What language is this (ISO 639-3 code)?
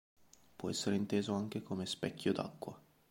ita